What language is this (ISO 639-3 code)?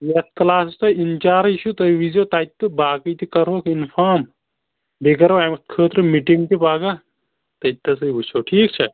kas